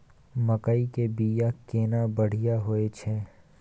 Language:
Maithili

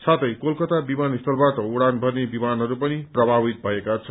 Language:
Nepali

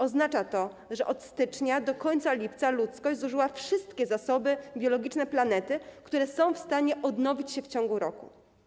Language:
Polish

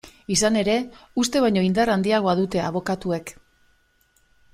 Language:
Basque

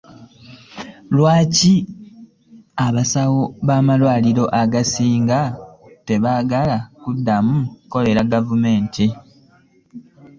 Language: Ganda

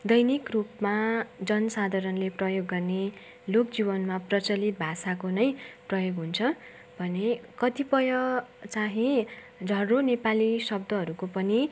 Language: Nepali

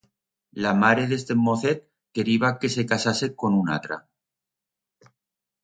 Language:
Aragonese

